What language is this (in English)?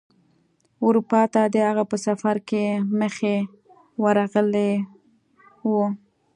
Pashto